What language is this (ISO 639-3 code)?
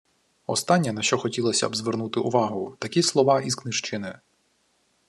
ukr